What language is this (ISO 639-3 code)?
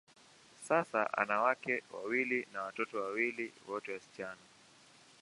swa